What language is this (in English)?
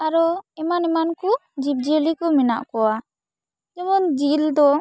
Santali